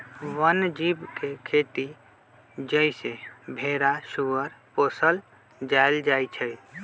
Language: Magahi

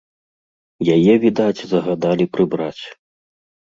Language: Belarusian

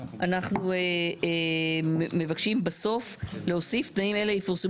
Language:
Hebrew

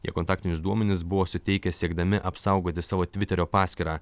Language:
Lithuanian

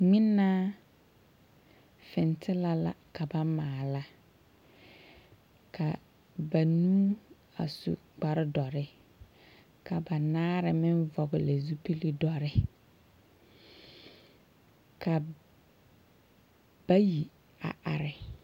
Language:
Southern Dagaare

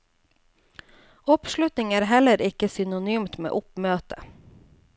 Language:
Norwegian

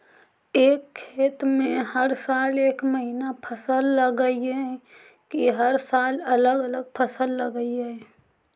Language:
Magahi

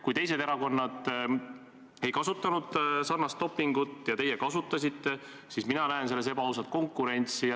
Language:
Estonian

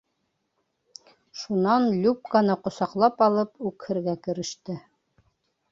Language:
Bashkir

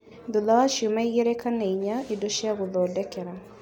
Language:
Kikuyu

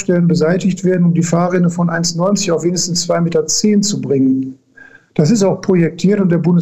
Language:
German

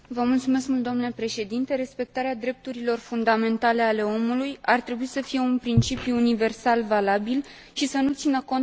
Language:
Romanian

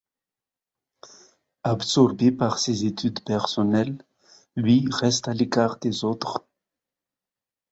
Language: French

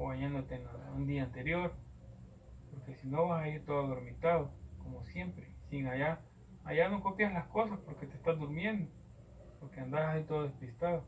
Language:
Spanish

